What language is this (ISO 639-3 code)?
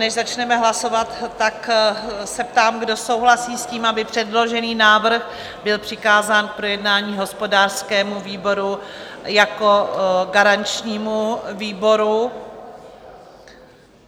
ces